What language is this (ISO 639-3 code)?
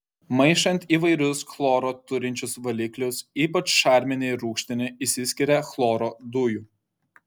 lit